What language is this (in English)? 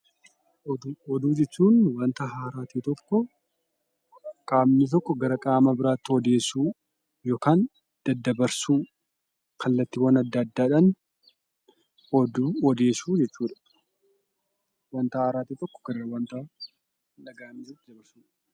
Oromo